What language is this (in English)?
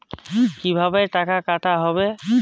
Bangla